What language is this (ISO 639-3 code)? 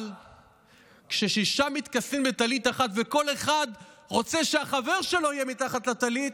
heb